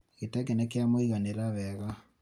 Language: Kikuyu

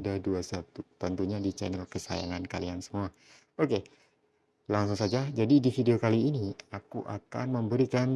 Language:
Indonesian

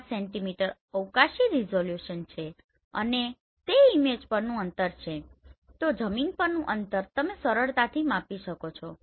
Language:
Gujarati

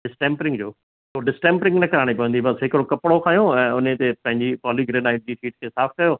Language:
Sindhi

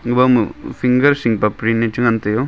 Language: Wancho Naga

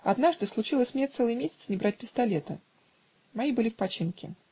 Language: Russian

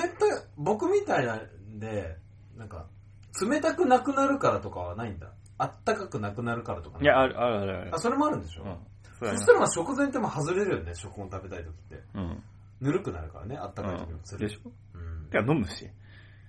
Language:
Japanese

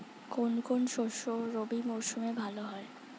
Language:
Bangla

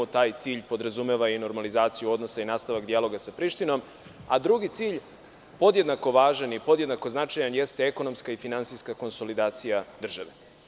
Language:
Serbian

